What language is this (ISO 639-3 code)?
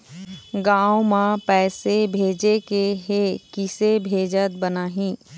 hne